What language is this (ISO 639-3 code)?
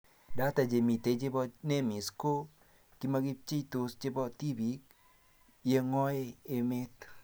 kln